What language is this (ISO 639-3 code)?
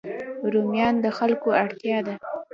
pus